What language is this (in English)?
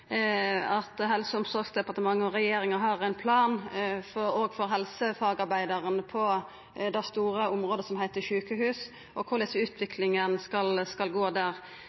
Norwegian Nynorsk